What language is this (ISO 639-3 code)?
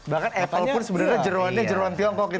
ind